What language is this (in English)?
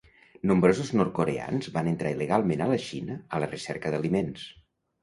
Catalan